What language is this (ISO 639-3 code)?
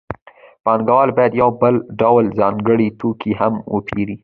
pus